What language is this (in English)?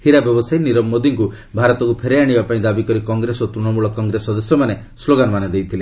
Odia